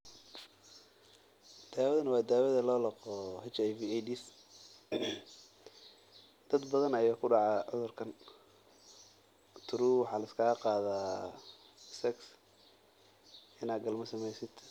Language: Somali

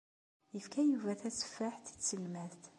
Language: Kabyle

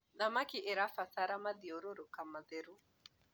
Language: Kikuyu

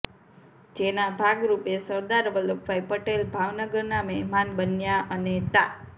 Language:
Gujarati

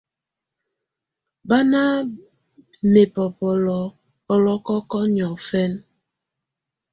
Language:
Tunen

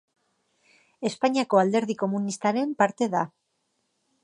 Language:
Basque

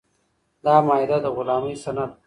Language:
Pashto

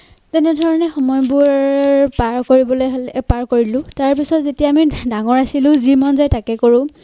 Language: Assamese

